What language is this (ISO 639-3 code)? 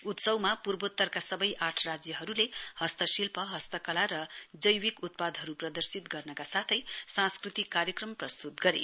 nep